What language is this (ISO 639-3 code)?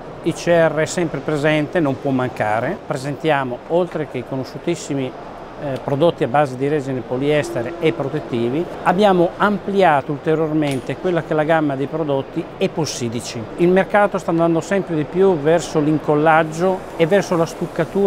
ita